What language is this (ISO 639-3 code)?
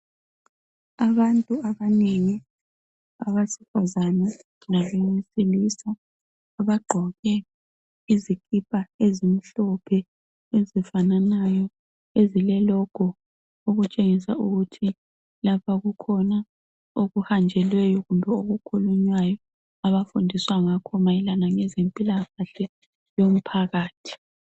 nde